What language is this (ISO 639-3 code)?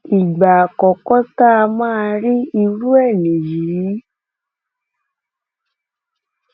yor